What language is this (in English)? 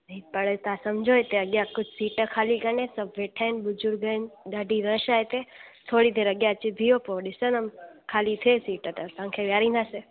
Sindhi